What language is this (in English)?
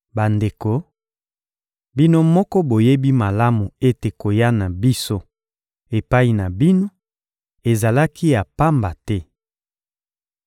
Lingala